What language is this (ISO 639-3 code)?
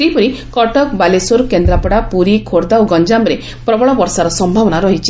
ori